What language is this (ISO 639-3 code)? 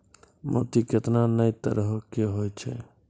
mai